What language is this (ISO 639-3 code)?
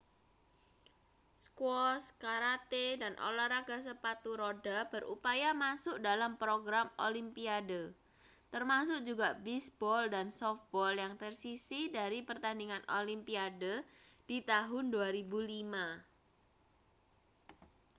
ind